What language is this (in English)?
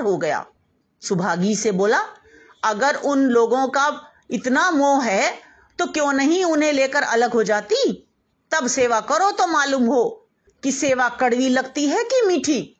Hindi